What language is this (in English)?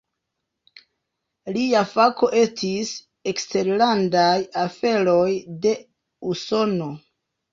Esperanto